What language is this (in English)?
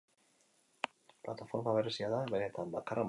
Basque